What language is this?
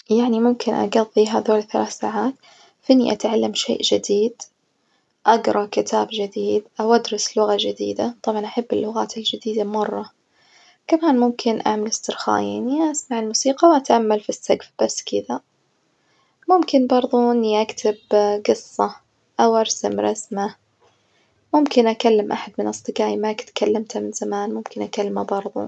Najdi Arabic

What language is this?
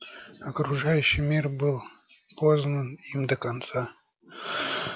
Russian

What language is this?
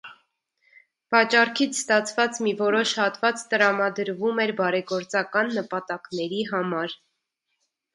Armenian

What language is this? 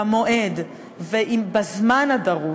Hebrew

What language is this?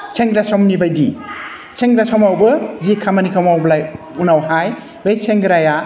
Bodo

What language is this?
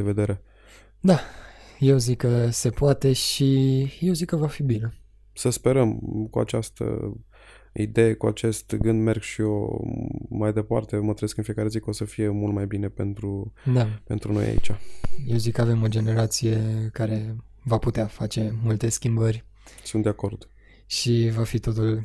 Romanian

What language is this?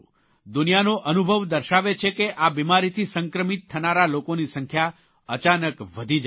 Gujarati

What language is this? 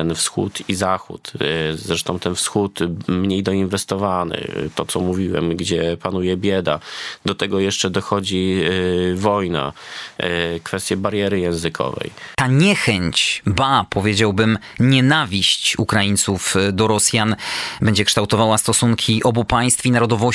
Polish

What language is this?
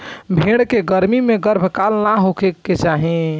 Bhojpuri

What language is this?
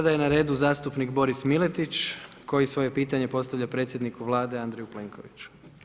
Croatian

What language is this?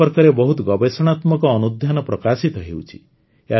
Odia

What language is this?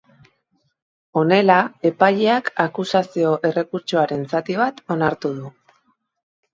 Basque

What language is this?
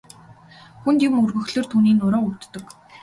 Mongolian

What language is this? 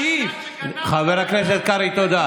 Hebrew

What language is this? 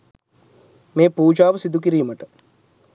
Sinhala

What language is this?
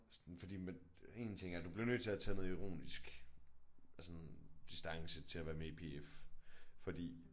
Danish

